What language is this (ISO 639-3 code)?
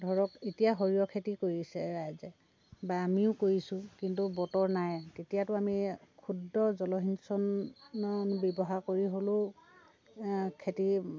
asm